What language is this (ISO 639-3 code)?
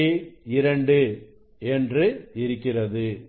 tam